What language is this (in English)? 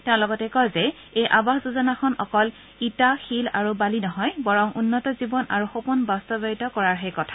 Assamese